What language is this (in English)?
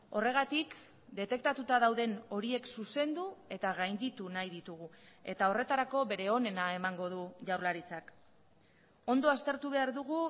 Basque